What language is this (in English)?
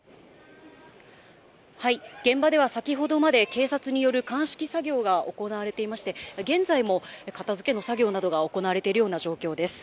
Japanese